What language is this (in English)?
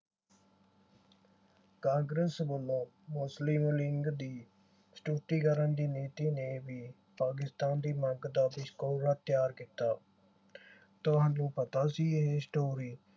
Punjabi